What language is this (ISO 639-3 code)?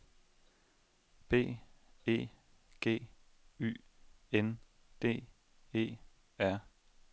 dan